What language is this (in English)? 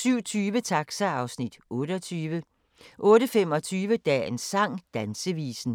Danish